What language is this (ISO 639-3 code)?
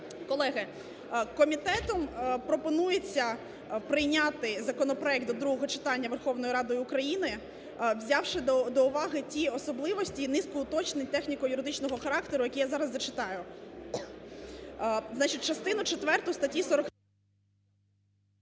ukr